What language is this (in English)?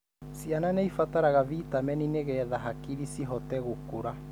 Kikuyu